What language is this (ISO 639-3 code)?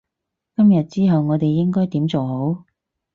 yue